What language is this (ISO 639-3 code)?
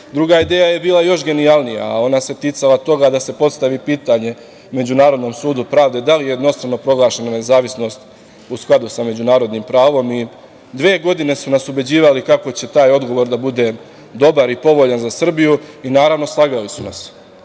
srp